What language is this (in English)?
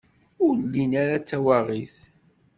Kabyle